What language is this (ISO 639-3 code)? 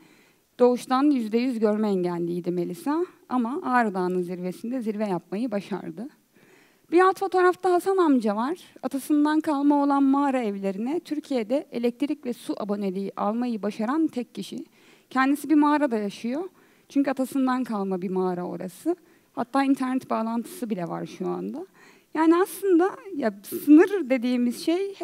tur